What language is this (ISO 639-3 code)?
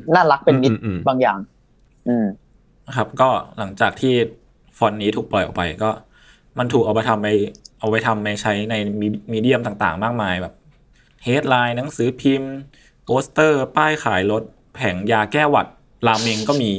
tha